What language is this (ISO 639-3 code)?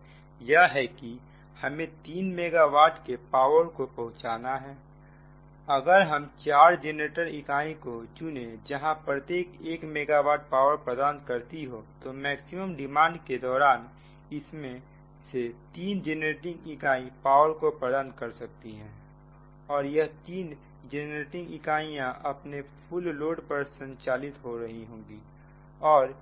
hin